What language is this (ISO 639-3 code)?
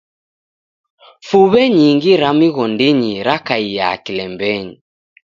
dav